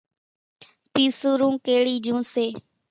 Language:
Kachi Koli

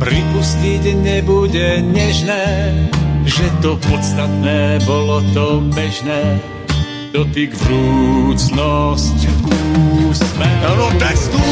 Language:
Slovak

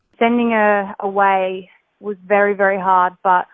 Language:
Indonesian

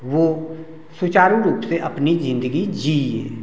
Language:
Hindi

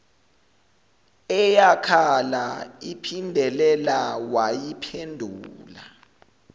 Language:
Zulu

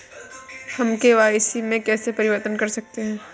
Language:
Hindi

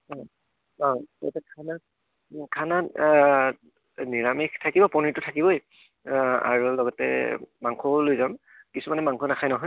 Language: Assamese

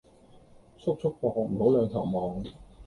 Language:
Cantonese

